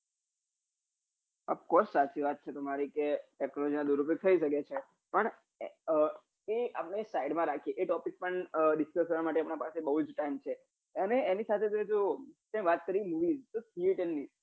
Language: Gujarati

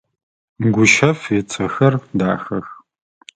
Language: Adyghe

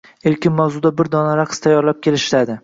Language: Uzbek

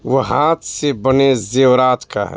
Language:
Urdu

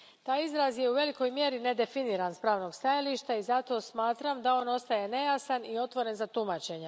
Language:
Croatian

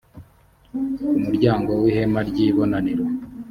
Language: Kinyarwanda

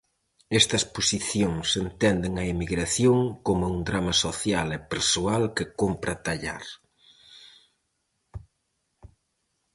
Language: Galician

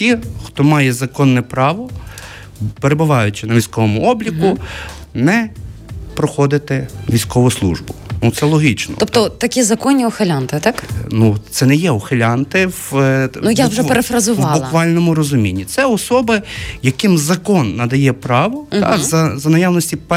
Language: Ukrainian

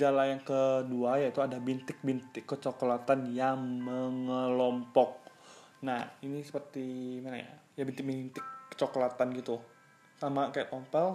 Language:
Indonesian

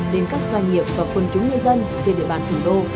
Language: Vietnamese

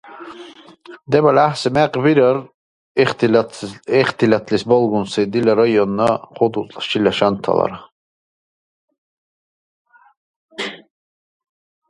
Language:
Dargwa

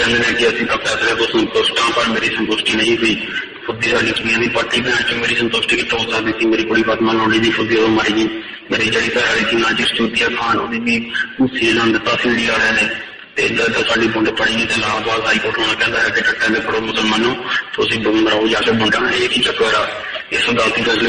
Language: Romanian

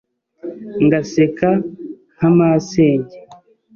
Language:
Kinyarwanda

